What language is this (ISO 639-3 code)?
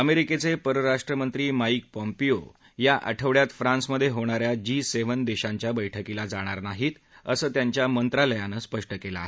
mar